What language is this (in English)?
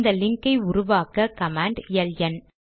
Tamil